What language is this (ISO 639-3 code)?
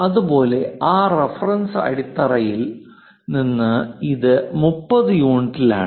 mal